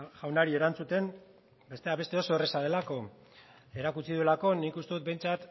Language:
Basque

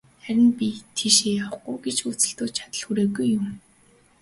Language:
Mongolian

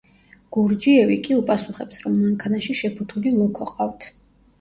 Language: Georgian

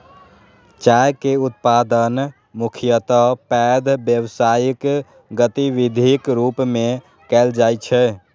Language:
Maithili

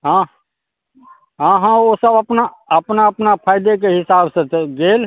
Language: Maithili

